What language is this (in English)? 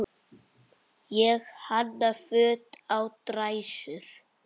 Icelandic